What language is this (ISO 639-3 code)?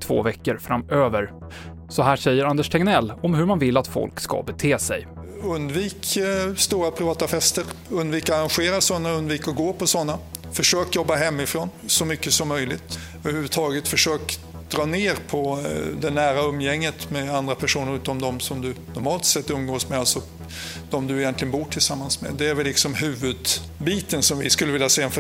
swe